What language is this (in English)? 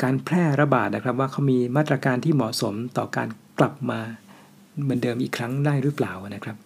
Thai